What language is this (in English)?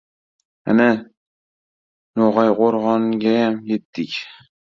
Uzbek